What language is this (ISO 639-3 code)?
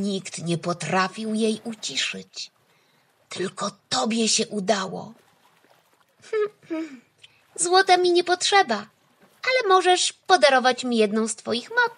pol